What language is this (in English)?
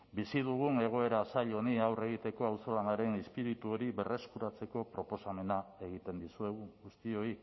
Basque